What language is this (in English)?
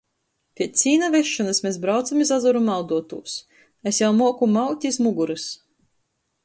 Latgalian